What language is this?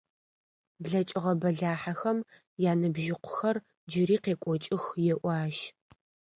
Adyghe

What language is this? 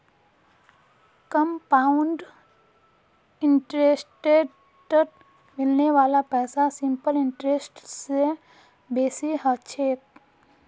Magahi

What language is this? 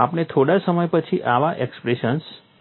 Gujarati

